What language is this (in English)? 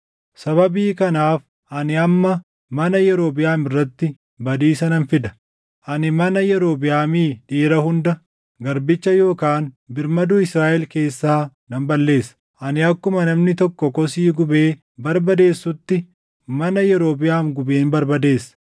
Oromo